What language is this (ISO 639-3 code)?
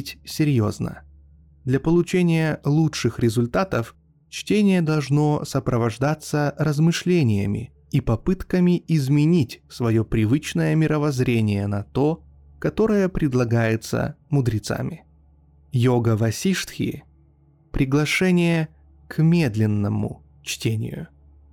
rus